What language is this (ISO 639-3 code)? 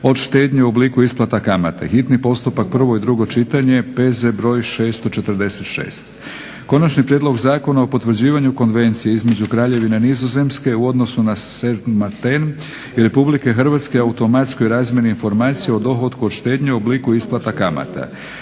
hrv